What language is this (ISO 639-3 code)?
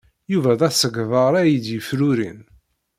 kab